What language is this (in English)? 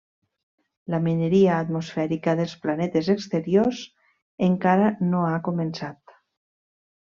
Catalan